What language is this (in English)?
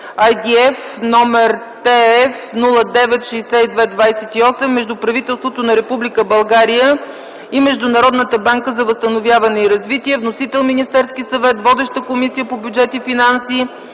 Bulgarian